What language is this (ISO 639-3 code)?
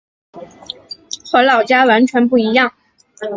zho